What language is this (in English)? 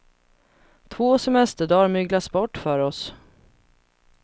Swedish